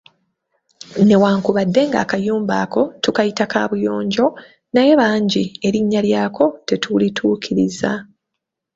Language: Ganda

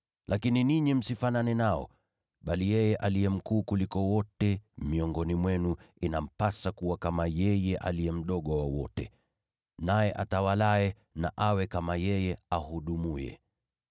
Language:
Swahili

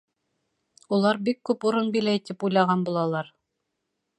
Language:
Bashkir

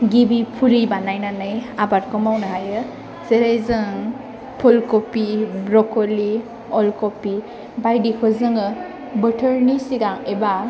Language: Bodo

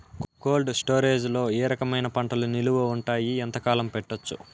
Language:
Telugu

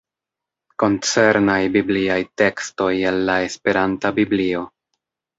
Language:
Esperanto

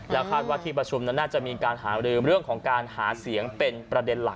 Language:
Thai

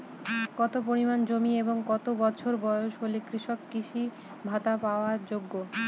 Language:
Bangla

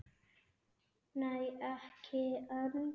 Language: Icelandic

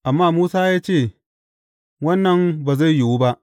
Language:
Hausa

